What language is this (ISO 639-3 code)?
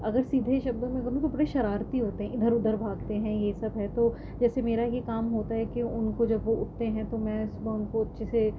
urd